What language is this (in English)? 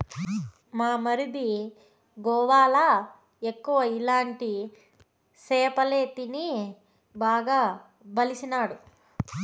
Telugu